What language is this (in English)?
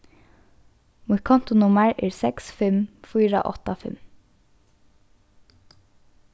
Faroese